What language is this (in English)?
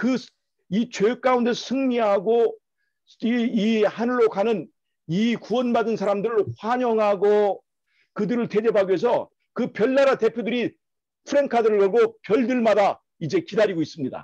Korean